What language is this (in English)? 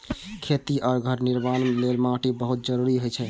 Maithili